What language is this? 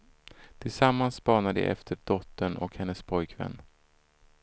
Swedish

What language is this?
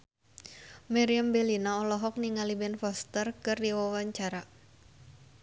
Sundanese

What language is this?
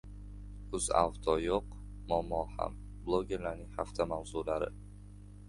Uzbek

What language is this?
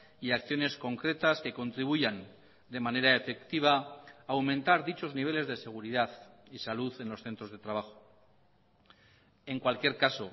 Spanish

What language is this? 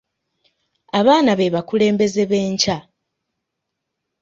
Ganda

